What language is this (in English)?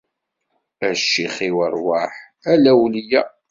Kabyle